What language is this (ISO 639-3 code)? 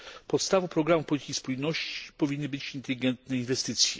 pol